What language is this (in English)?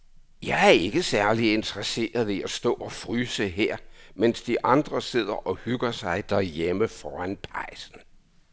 Danish